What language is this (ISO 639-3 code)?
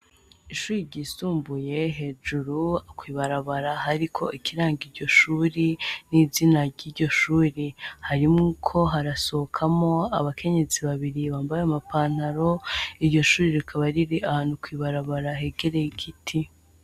run